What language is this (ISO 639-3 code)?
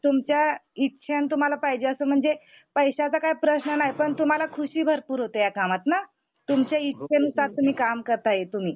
mar